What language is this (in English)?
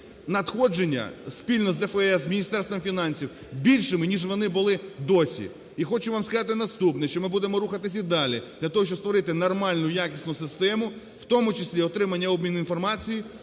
Ukrainian